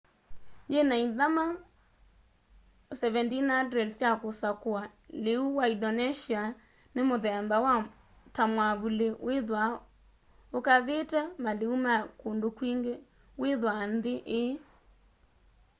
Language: Kamba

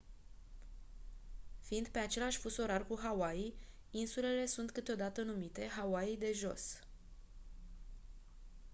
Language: Romanian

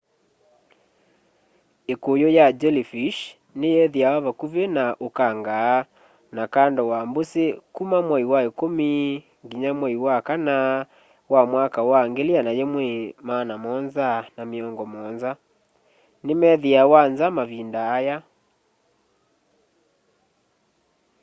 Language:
Kamba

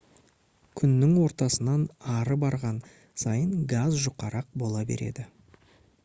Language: Kazakh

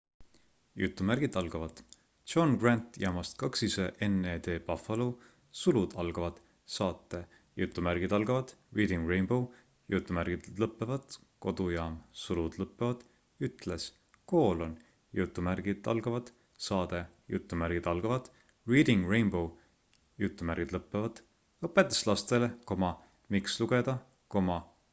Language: Estonian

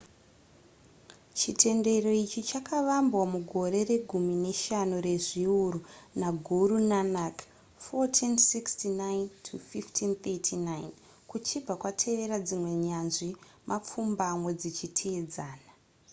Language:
Shona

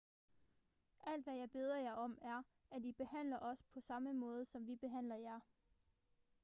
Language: Danish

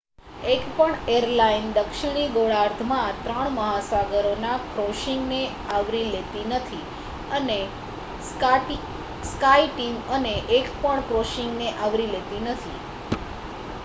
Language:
Gujarati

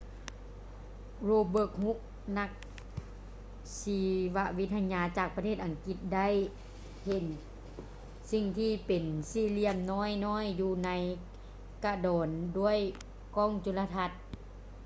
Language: Lao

